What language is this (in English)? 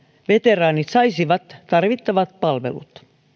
Finnish